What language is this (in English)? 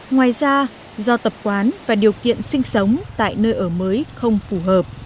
Vietnamese